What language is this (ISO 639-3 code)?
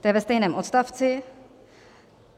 ces